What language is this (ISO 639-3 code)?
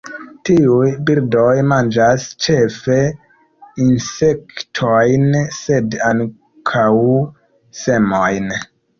epo